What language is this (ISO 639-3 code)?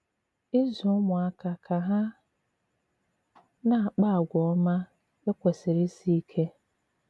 ibo